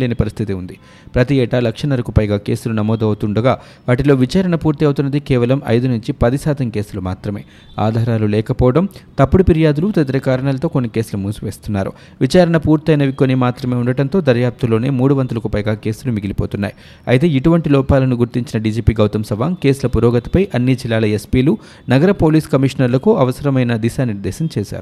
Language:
Telugu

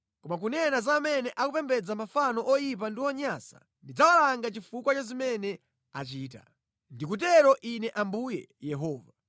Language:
Nyanja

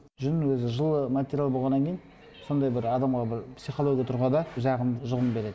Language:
Kazakh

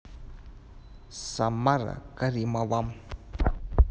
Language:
Russian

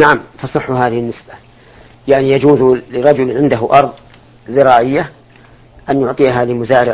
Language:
Arabic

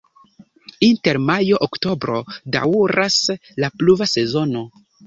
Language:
Esperanto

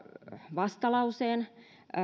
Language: Finnish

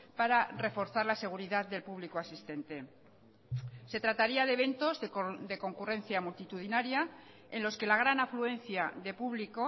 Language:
Spanish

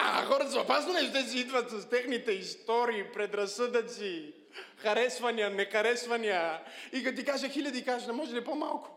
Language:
Bulgarian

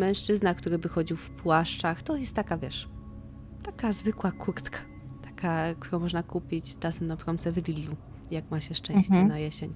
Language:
Polish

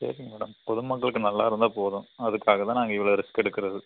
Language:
Tamil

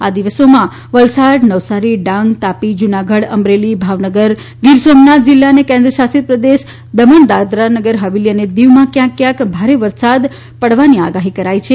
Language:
Gujarati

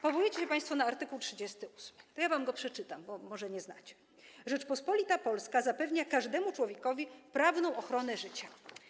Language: Polish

